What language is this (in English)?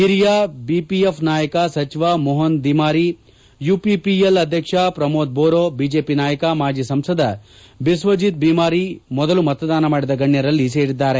Kannada